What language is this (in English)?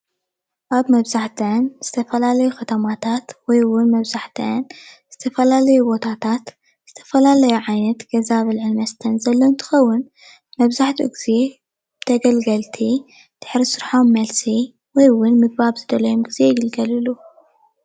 Tigrinya